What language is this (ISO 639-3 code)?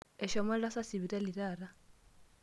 mas